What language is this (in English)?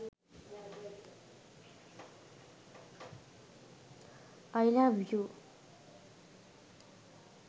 Sinhala